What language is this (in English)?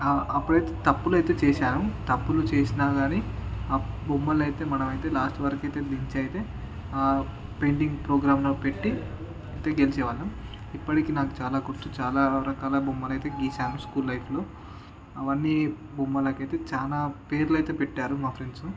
Telugu